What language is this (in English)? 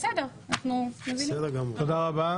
Hebrew